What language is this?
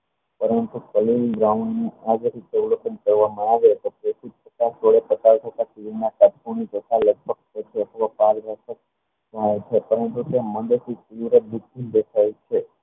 Gujarati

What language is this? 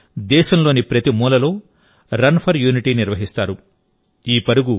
Telugu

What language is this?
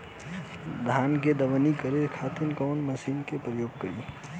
Bhojpuri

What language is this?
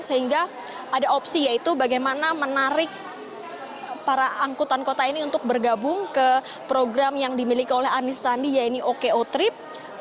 Indonesian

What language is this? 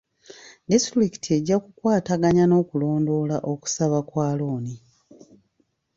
Ganda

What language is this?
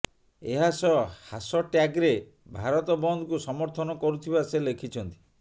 Odia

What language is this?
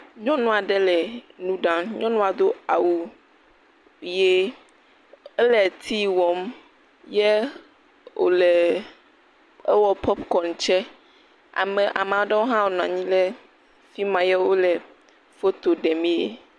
Ewe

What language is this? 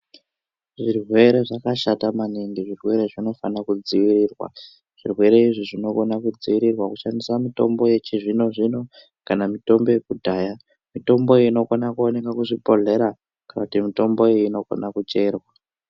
Ndau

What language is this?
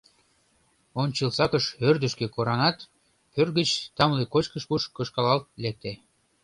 Mari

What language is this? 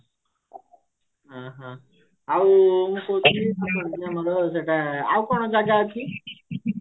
Odia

